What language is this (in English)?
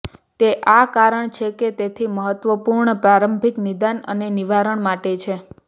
Gujarati